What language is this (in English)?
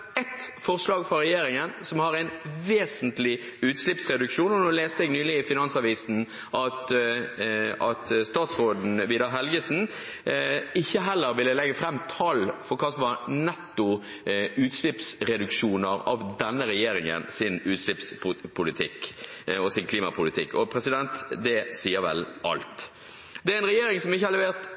Norwegian Bokmål